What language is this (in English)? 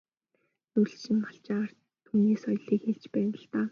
Mongolian